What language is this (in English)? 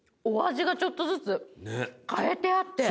Japanese